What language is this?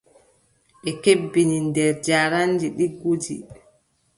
Adamawa Fulfulde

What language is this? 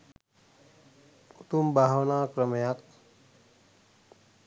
Sinhala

